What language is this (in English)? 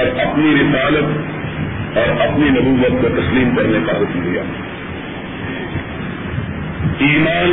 Urdu